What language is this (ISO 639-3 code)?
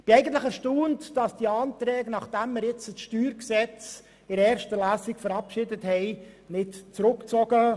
gsw